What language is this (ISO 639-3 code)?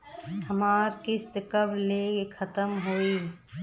bho